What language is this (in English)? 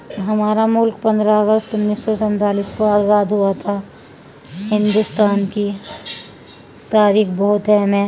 Urdu